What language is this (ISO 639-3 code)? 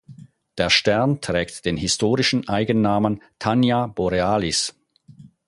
deu